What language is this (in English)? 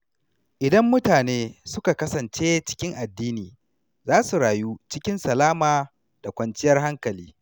Hausa